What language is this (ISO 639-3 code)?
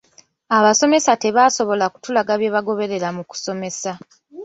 lug